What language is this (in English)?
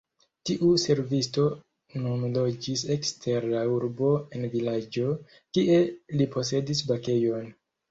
Esperanto